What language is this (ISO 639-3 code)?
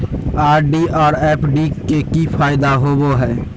mag